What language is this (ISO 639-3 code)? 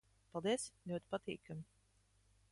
lav